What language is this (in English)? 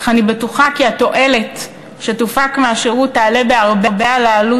Hebrew